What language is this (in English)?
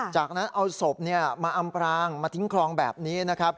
Thai